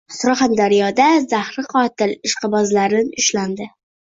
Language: Uzbek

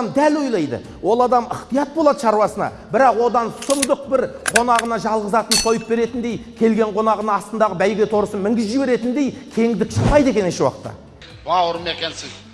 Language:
Turkish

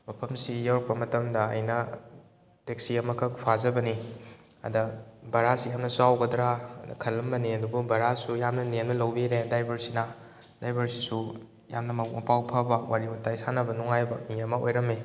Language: Manipuri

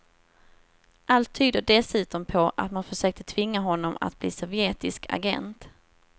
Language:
Swedish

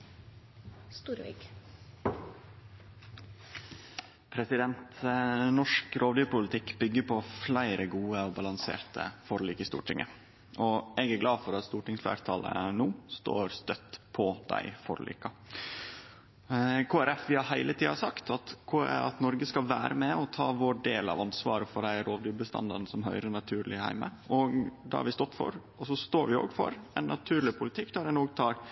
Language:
Norwegian Nynorsk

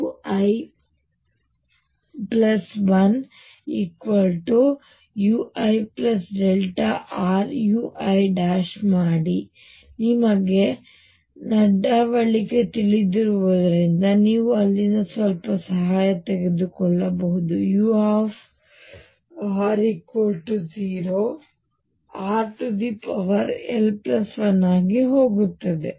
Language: Kannada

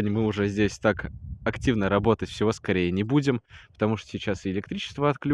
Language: Russian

